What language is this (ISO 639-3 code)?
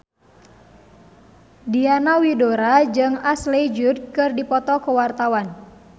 sun